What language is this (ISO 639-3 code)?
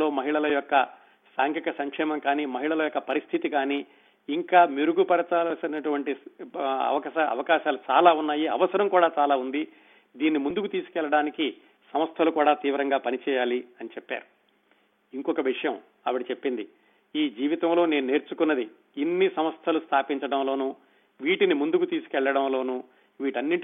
tel